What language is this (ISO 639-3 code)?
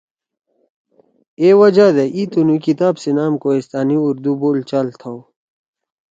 trw